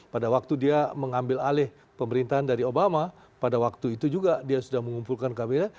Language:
Indonesian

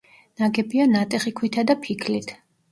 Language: Georgian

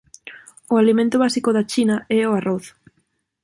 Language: Galician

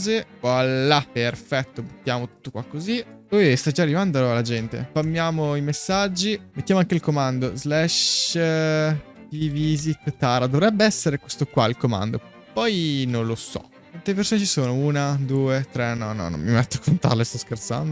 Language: Italian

